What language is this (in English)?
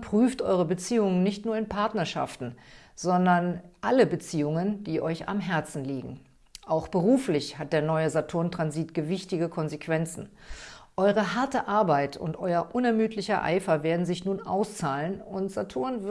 German